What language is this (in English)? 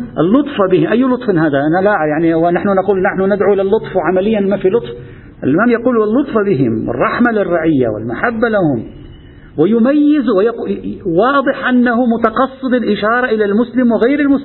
Arabic